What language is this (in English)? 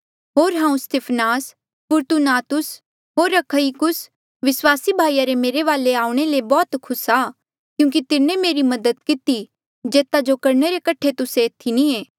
Mandeali